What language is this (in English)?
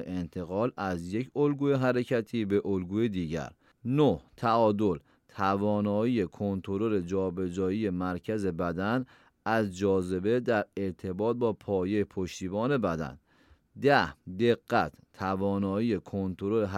Persian